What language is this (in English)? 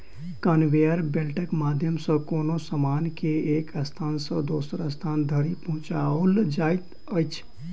Maithili